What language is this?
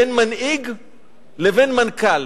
Hebrew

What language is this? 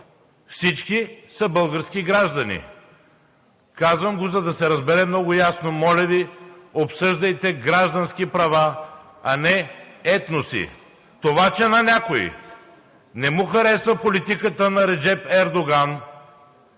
Bulgarian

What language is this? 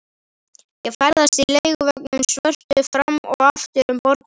Icelandic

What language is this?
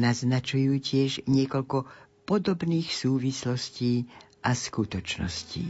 Slovak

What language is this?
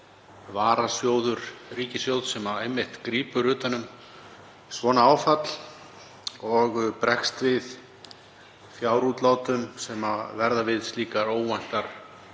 Icelandic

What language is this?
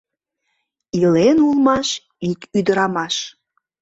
Mari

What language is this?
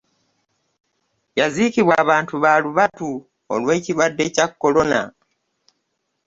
Ganda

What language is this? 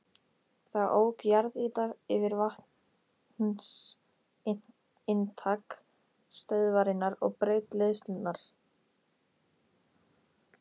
Icelandic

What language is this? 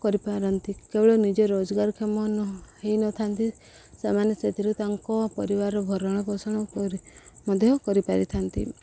Odia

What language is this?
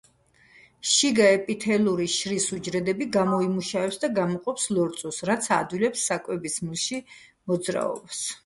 Georgian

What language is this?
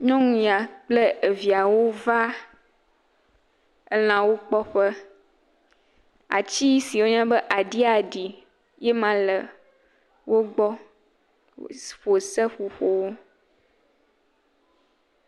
Ewe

